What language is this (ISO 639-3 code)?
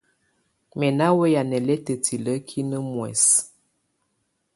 tvu